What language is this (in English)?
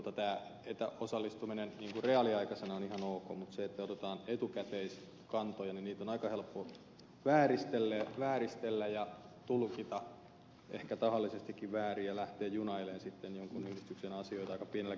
Finnish